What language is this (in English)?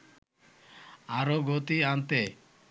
Bangla